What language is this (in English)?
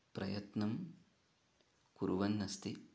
Sanskrit